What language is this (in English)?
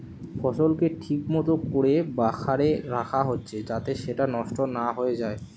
Bangla